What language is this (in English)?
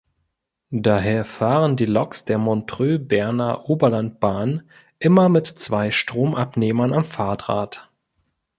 German